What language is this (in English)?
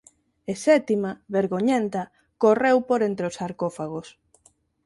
Galician